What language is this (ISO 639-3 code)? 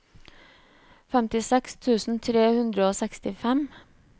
nor